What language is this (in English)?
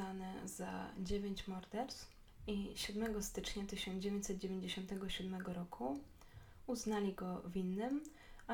Polish